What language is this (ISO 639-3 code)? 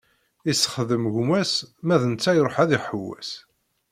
kab